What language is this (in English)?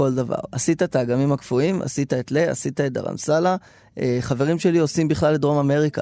Hebrew